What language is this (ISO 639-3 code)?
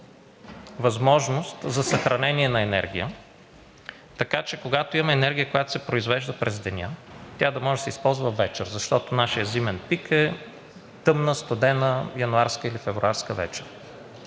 bul